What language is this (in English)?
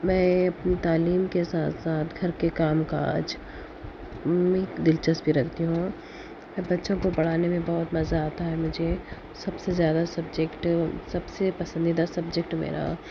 Urdu